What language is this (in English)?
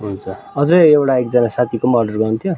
Nepali